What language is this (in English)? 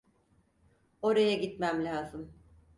Turkish